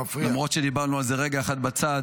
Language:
Hebrew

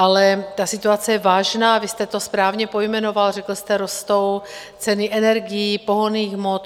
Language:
Czech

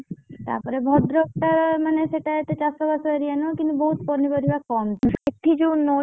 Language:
Odia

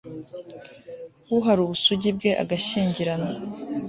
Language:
Kinyarwanda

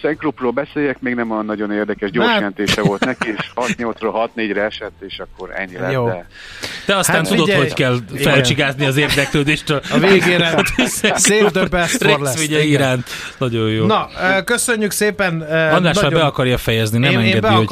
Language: Hungarian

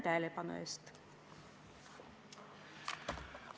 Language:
Estonian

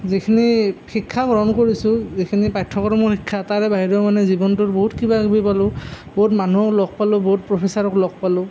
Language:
Assamese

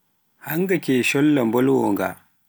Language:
Pular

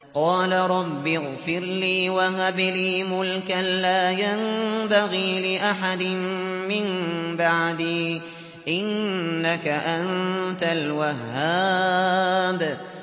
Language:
Arabic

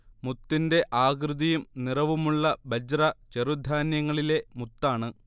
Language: Malayalam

